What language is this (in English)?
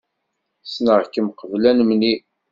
Kabyle